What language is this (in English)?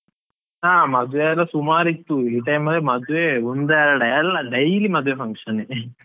Kannada